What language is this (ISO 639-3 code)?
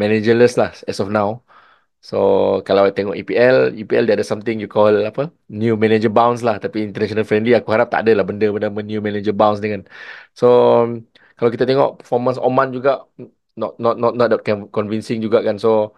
msa